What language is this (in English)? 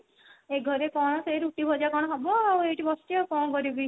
Odia